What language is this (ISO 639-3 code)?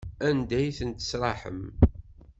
kab